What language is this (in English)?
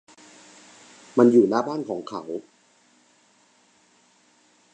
Thai